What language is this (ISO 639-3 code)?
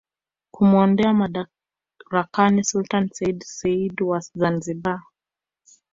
swa